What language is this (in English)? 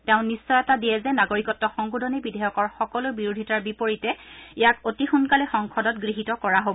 Assamese